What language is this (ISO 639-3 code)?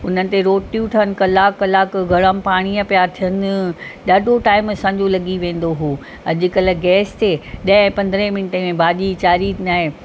snd